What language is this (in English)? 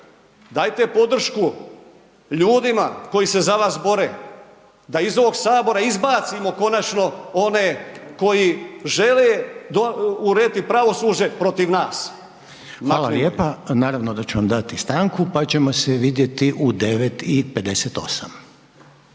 Croatian